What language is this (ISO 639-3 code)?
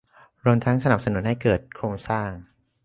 tha